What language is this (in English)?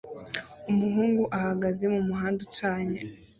Kinyarwanda